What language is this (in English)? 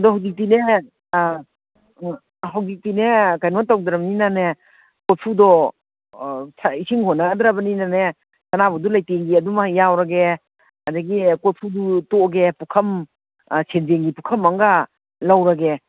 Manipuri